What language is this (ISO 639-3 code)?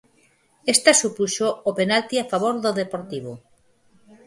glg